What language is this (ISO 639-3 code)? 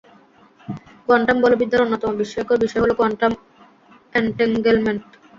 ben